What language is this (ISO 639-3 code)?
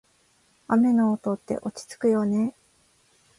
jpn